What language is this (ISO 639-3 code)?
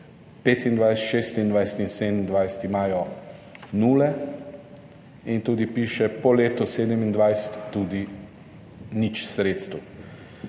slv